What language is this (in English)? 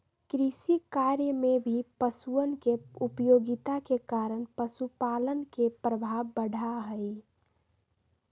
Magahi